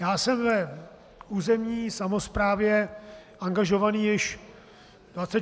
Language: Czech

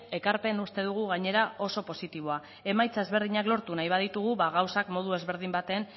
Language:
Basque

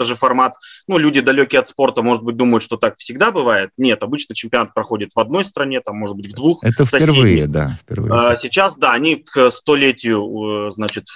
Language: Russian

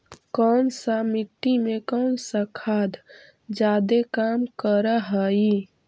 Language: Magahi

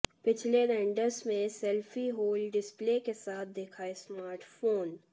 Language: Hindi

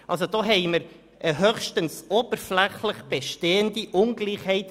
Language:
Swiss German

